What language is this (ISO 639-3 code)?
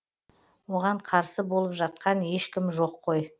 kaz